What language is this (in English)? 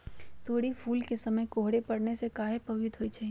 Magahi